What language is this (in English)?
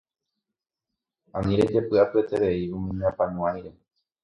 Guarani